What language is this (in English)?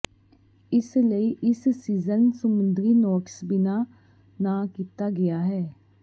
Punjabi